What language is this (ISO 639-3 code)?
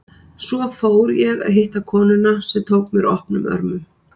isl